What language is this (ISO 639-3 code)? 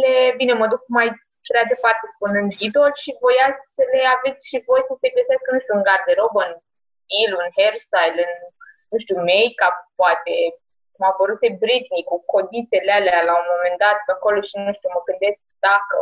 ron